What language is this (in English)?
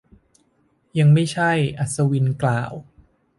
Thai